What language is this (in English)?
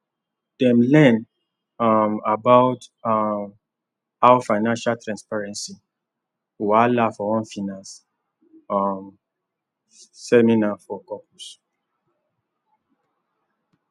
Nigerian Pidgin